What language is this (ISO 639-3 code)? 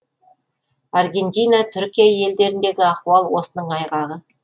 kaz